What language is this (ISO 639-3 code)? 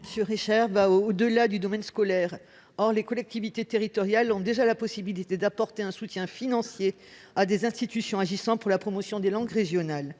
fra